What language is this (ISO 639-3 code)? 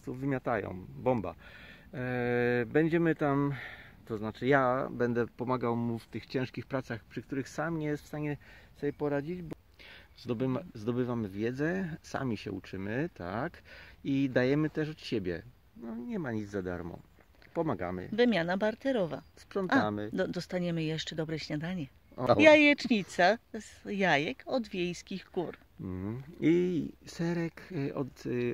pol